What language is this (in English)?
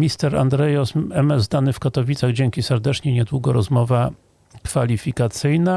Polish